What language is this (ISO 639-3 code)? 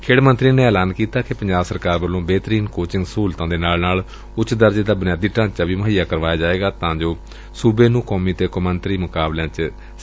pan